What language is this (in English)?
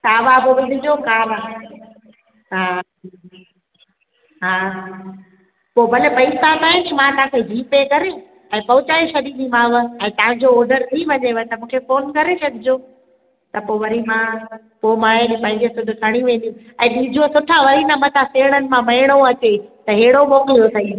Sindhi